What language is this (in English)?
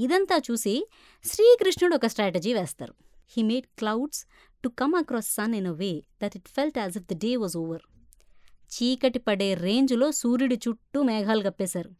Telugu